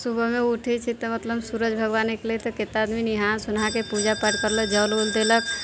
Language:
Maithili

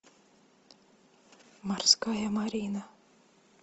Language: Russian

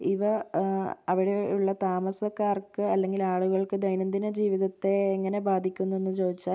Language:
Malayalam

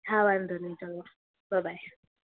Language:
Gujarati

